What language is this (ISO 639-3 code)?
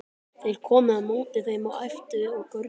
isl